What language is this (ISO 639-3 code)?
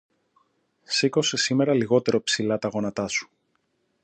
ell